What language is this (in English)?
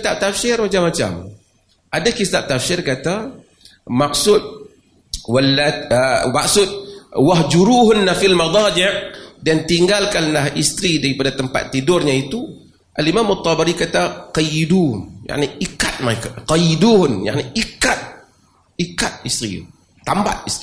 Malay